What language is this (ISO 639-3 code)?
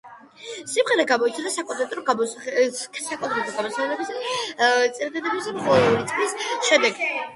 kat